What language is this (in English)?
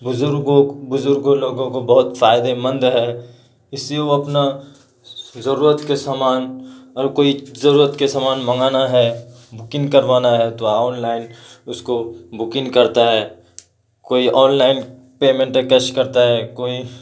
Urdu